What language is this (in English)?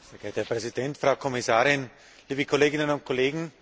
German